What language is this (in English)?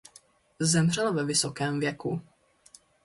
Czech